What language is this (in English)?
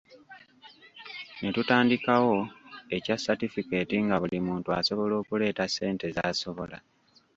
Ganda